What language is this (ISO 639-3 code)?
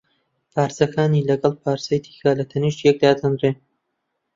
ckb